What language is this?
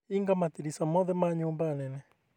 Kikuyu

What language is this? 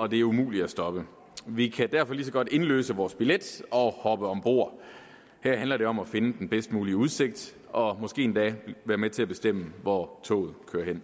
Danish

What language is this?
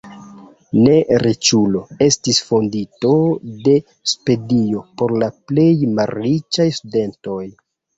Esperanto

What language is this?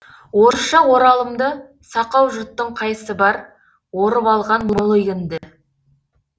Kazakh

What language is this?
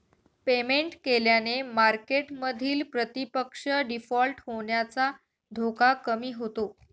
Marathi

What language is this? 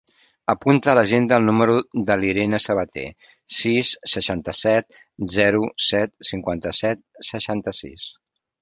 Catalan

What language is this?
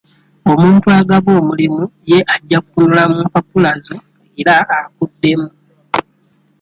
Ganda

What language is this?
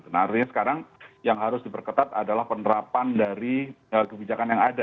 Indonesian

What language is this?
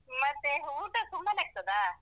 Kannada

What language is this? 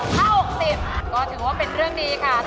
Thai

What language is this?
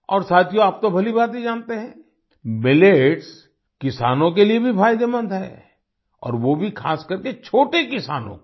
Hindi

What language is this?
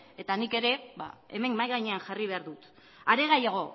Basque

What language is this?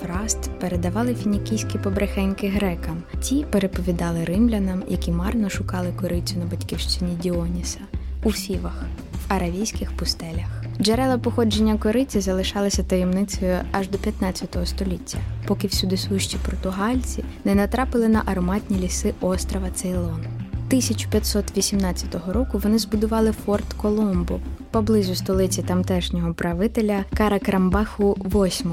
Ukrainian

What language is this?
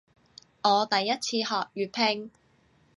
Cantonese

